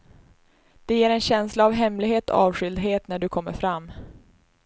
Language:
Swedish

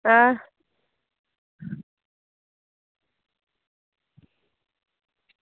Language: Dogri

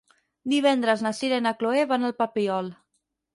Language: Catalan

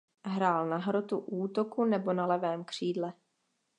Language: Czech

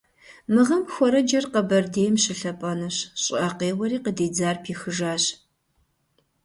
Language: Kabardian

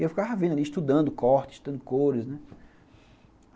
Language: Portuguese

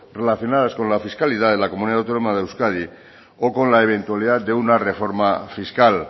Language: Spanish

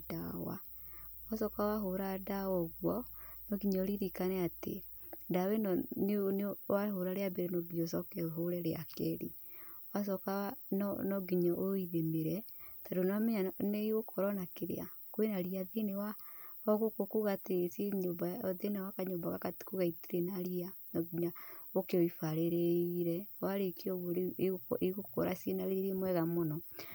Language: Kikuyu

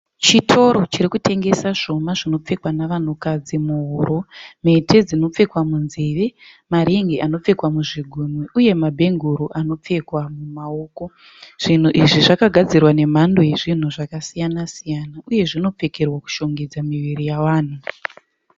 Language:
Shona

